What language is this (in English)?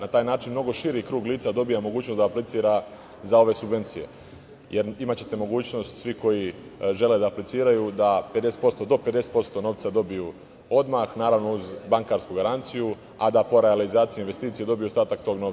Serbian